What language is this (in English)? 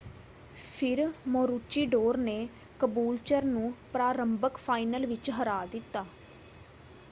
Punjabi